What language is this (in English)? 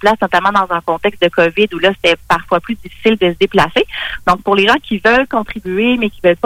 French